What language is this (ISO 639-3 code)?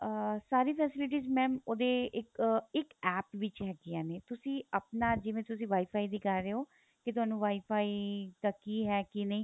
pan